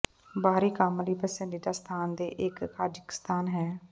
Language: Punjabi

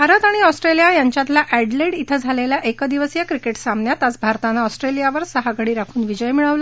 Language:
Marathi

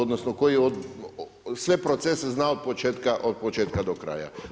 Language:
Croatian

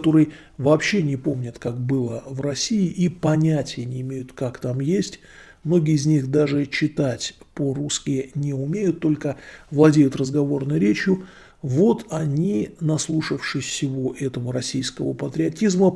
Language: Russian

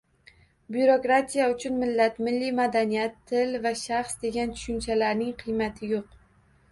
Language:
Uzbek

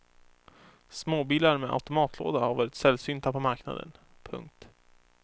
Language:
Swedish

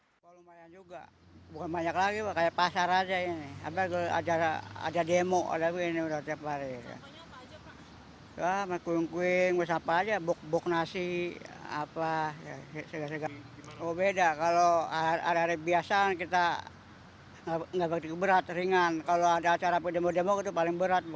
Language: Indonesian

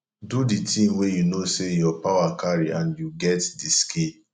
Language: Nigerian Pidgin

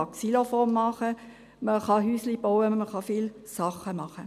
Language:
Swiss German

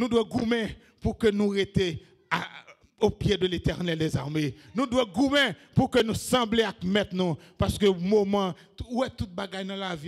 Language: French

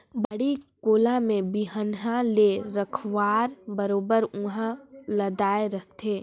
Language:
Chhattisgarhi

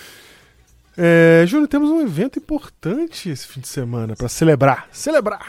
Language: Portuguese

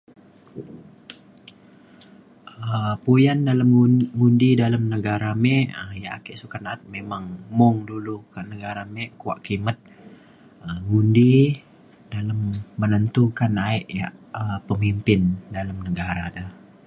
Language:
Mainstream Kenyah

